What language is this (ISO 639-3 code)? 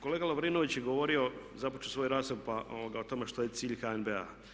hrv